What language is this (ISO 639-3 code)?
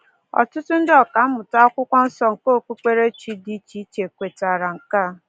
ibo